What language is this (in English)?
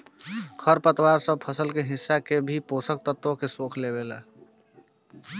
Bhojpuri